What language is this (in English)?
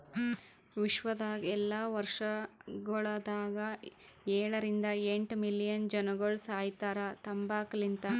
Kannada